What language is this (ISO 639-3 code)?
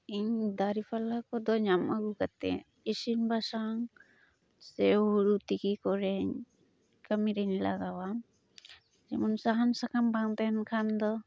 sat